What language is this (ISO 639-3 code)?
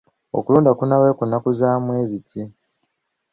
lug